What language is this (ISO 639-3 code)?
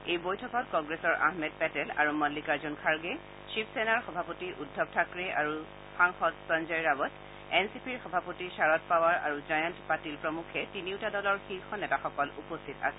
asm